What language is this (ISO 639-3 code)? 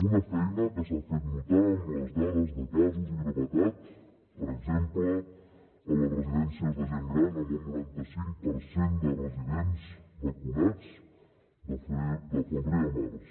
cat